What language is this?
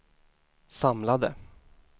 Swedish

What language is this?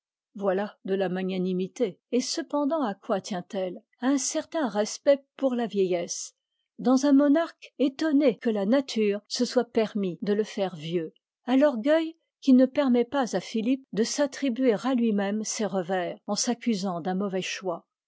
French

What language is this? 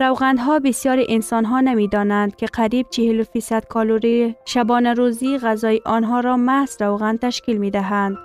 Persian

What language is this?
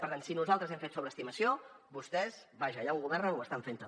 Catalan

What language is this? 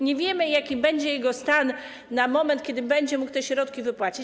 Polish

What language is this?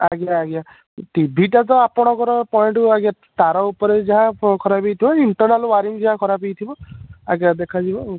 Odia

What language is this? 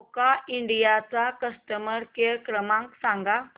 Marathi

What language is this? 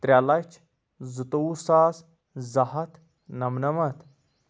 Kashmiri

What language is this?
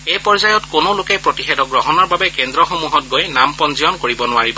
Assamese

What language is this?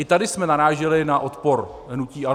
Czech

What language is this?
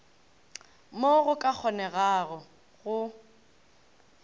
Northern Sotho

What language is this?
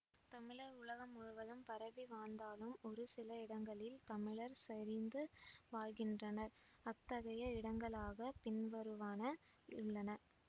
Tamil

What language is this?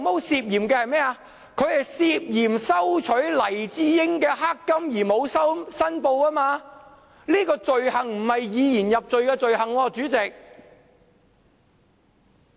Cantonese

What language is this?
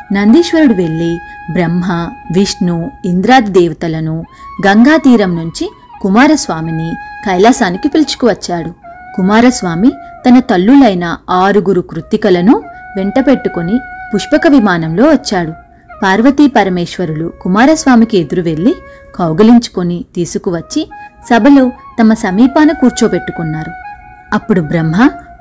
Telugu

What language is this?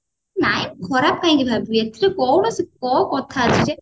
Odia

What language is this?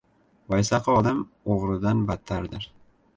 Uzbek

